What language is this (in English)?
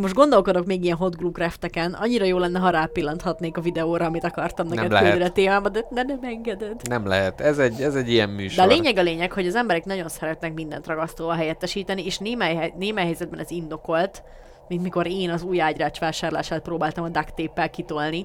Hungarian